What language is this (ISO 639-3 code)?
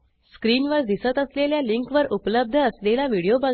mar